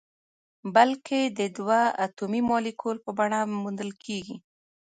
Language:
Pashto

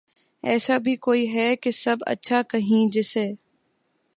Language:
Urdu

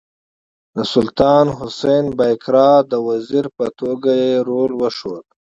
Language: Pashto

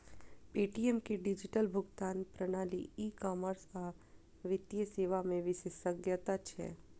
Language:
Maithili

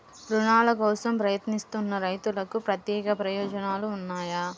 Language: Telugu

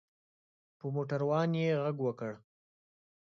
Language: Pashto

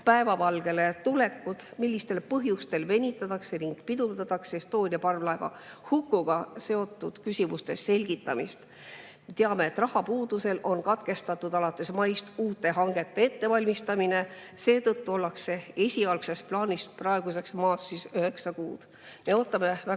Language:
Estonian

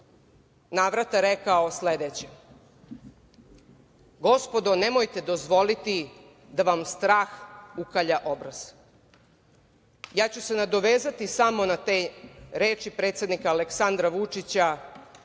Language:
Serbian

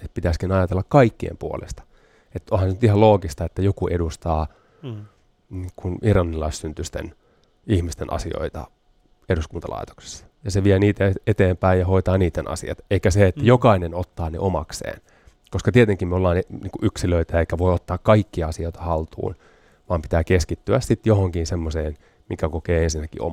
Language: Finnish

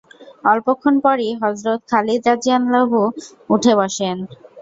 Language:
Bangla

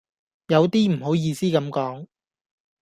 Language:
Cantonese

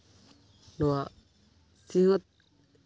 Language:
Santali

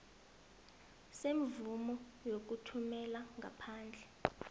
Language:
South Ndebele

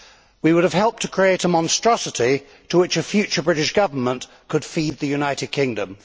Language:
English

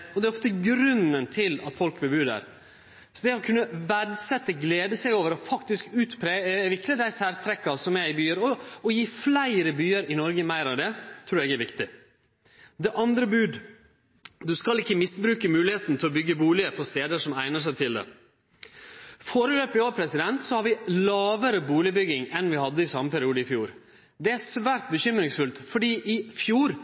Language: Norwegian Nynorsk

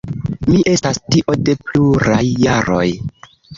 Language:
Esperanto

